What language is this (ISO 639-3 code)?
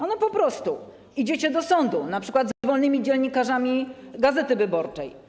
pol